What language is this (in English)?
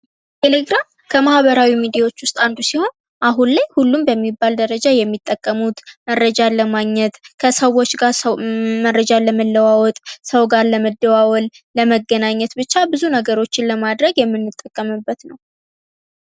Amharic